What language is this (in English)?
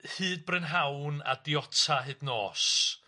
Welsh